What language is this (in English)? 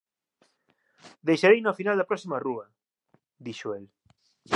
Galician